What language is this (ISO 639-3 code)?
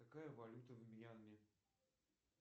rus